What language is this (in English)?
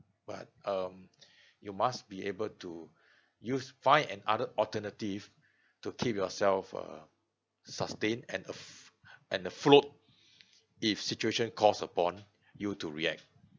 English